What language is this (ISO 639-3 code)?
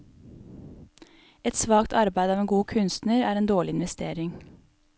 nor